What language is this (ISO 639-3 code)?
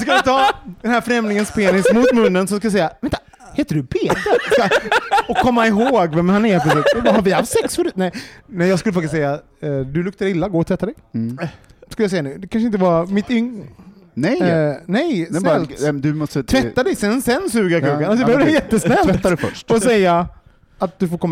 swe